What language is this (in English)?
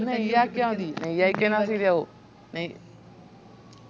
Malayalam